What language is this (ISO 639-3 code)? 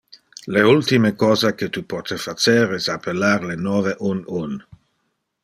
ina